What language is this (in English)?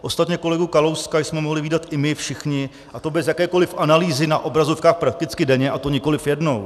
Czech